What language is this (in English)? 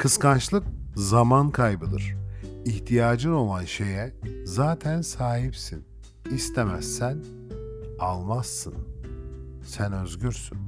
Turkish